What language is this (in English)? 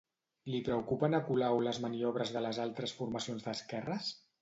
Catalan